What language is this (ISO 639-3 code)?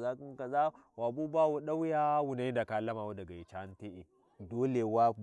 wji